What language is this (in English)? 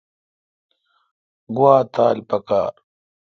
Kalkoti